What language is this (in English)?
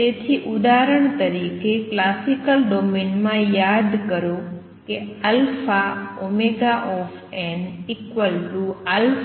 Gujarati